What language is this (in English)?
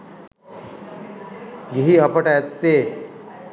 Sinhala